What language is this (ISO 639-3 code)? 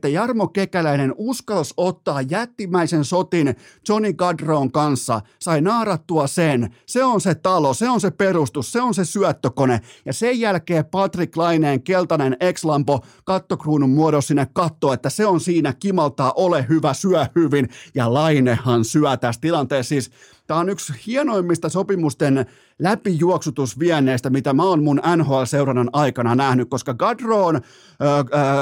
fin